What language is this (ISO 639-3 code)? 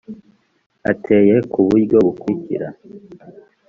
kin